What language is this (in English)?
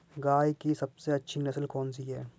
Hindi